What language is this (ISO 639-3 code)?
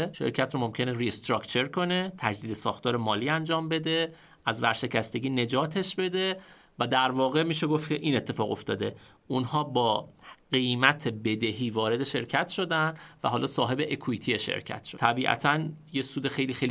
fas